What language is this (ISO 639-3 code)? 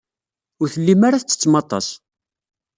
kab